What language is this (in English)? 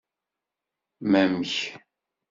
Kabyle